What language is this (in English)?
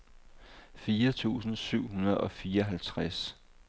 Danish